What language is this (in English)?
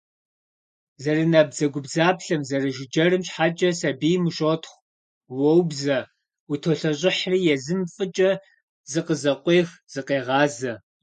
Kabardian